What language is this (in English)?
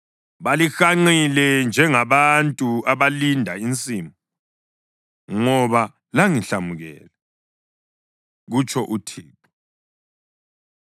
North Ndebele